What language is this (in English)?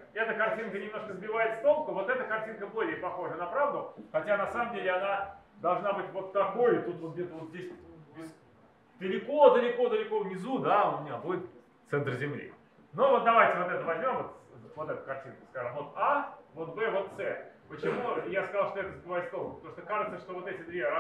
Russian